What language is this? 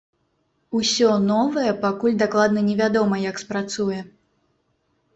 Belarusian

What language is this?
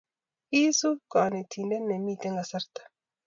Kalenjin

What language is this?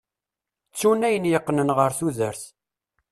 Kabyle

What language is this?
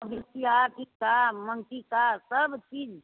Maithili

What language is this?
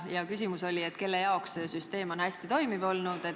Estonian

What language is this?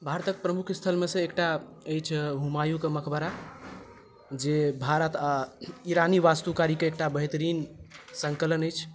Maithili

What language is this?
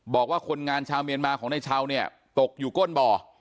Thai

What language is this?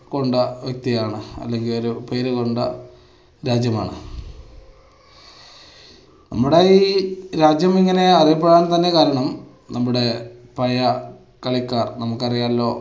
Malayalam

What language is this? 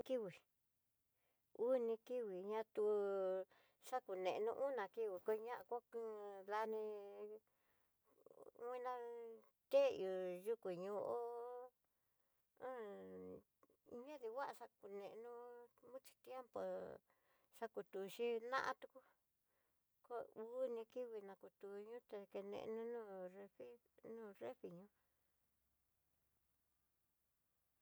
Tidaá Mixtec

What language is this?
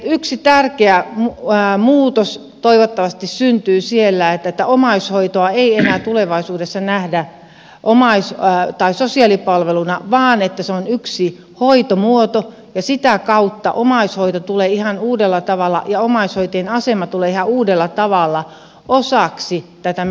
Finnish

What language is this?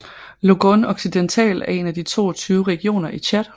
Danish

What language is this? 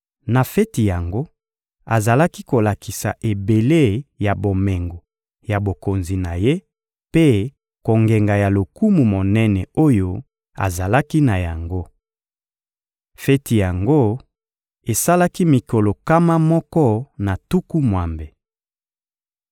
Lingala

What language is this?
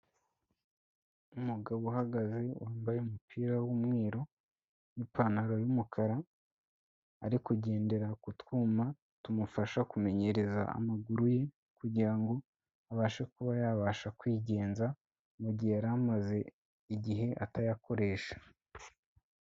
Kinyarwanda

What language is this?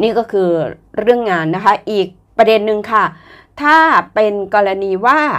Thai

